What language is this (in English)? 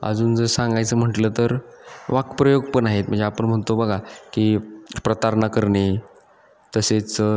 Marathi